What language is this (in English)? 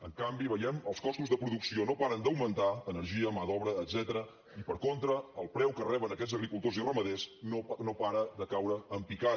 Catalan